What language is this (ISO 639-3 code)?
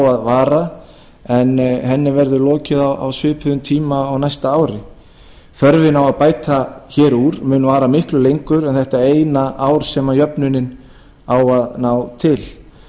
isl